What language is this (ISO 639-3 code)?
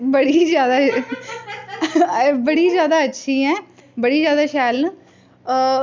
doi